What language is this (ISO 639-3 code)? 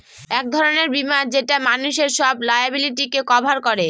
ben